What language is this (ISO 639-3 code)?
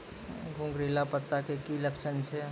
mai